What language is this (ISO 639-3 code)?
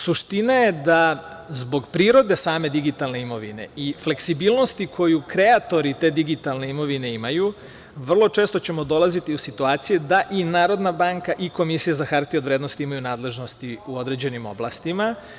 srp